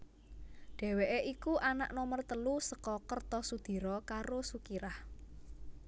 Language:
Javanese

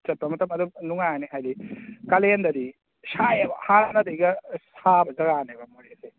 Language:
Manipuri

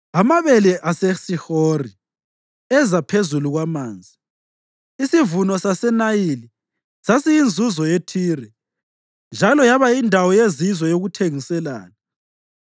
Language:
North Ndebele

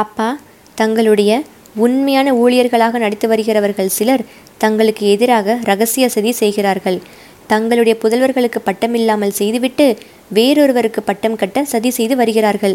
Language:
Tamil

